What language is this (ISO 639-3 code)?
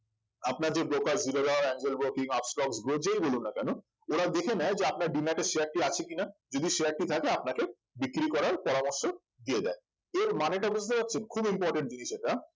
ben